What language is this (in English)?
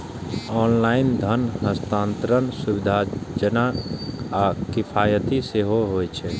Maithili